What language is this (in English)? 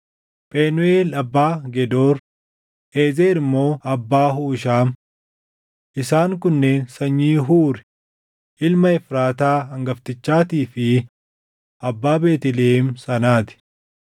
Oromo